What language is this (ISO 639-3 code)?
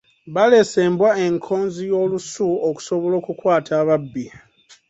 lug